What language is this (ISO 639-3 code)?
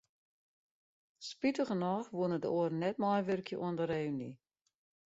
fry